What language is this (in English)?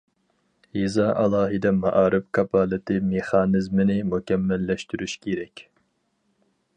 Uyghur